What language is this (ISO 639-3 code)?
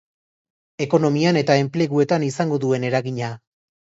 eus